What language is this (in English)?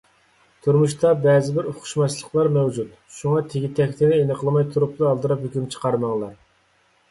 Uyghur